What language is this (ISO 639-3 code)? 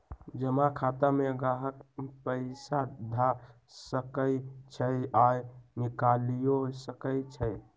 mag